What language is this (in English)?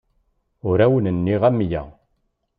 Kabyle